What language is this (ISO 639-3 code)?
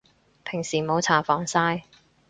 yue